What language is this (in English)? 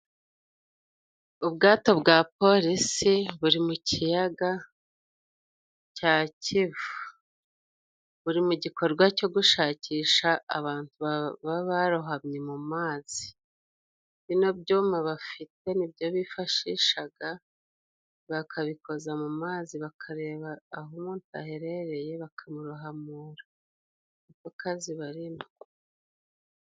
Kinyarwanda